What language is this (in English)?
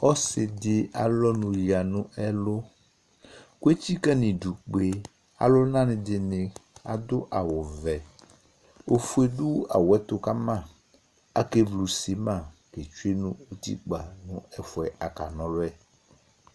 Ikposo